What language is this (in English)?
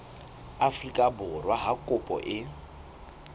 Southern Sotho